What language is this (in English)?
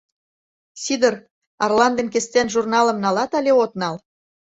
Mari